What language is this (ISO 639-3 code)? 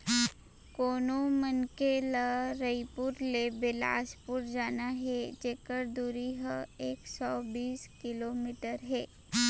hne